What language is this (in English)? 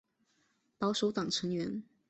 Chinese